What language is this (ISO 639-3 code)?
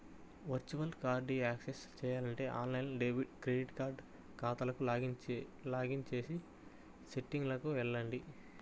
tel